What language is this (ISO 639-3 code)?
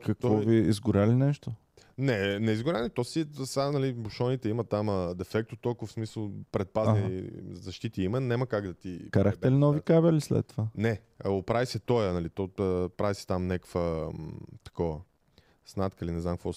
bul